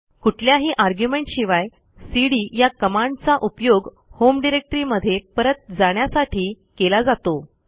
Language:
Marathi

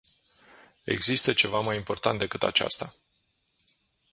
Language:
Romanian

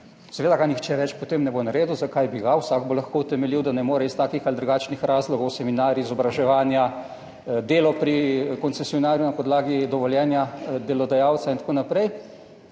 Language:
Slovenian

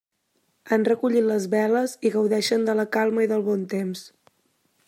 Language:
Catalan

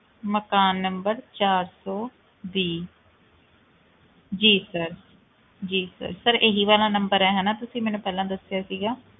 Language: Punjabi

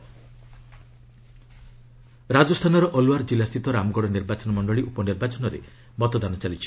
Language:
Odia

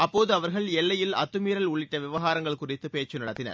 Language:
Tamil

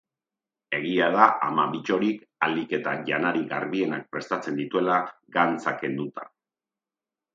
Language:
Basque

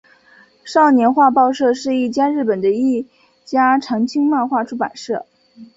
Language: Chinese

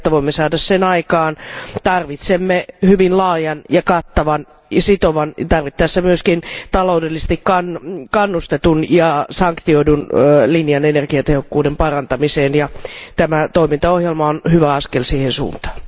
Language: Finnish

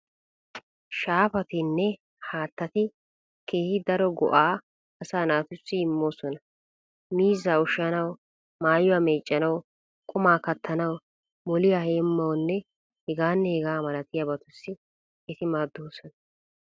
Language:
Wolaytta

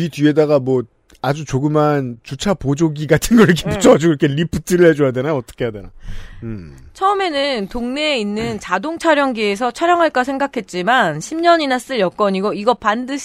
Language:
Korean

